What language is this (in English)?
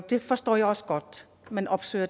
Danish